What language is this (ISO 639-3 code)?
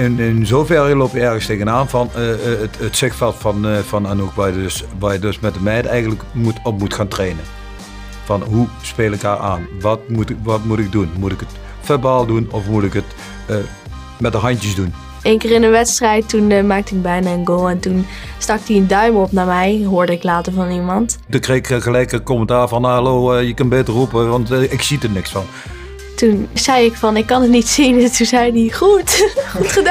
nld